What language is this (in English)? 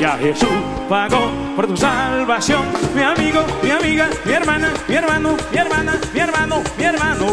Spanish